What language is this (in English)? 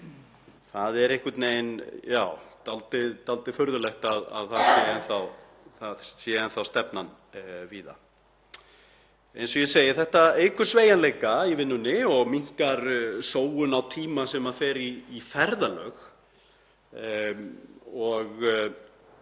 Icelandic